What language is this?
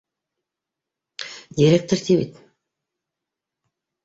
Bashkir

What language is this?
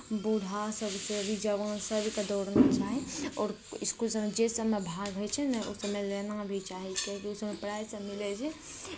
Maithili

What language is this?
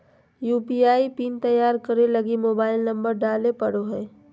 Magahi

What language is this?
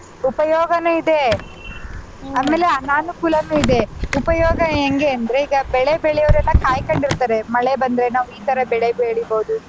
Kannada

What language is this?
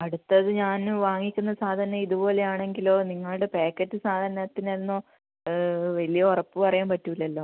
Malayalam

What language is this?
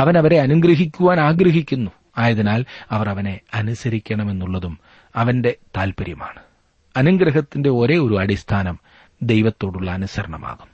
Malayalam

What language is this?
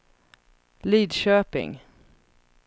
Swedish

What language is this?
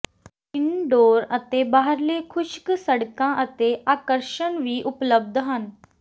Punjabi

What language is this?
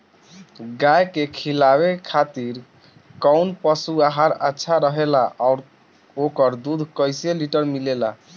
Bhojpuri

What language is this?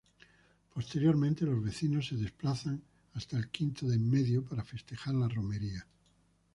Spanish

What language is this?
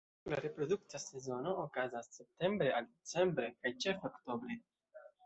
Esperanto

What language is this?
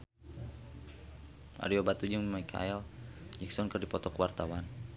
Sundanese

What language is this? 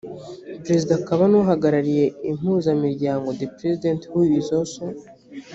Kinyarwanda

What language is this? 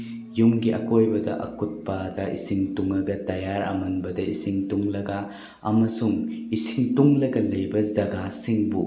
Manipuri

